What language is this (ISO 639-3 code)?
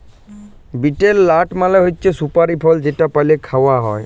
ben